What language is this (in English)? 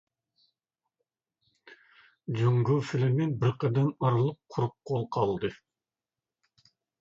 Uyghur